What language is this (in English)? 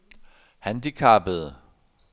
Danish